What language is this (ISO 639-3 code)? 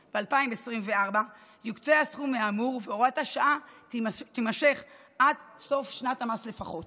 heb